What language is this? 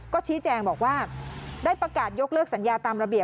Thai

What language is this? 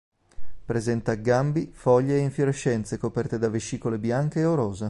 Italian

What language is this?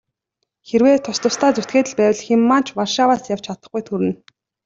Mongolian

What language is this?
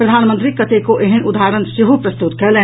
Maithili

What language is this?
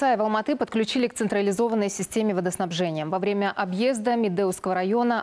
Russian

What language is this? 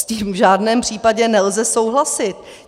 Czech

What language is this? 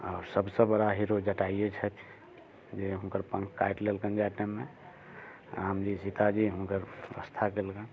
Maithili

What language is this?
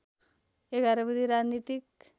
Nepali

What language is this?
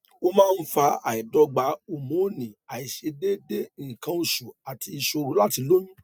Yoruba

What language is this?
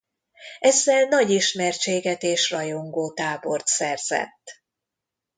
Hungarian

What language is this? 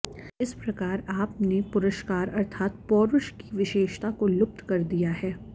Sanskrit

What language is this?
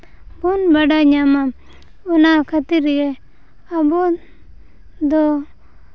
Santali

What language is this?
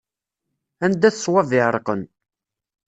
Kabyle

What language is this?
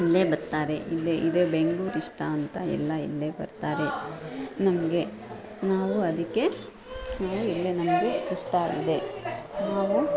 Kannada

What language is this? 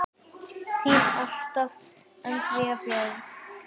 Icelandic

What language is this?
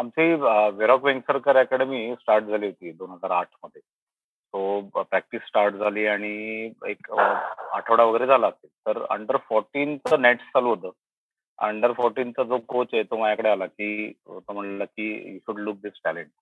Marathi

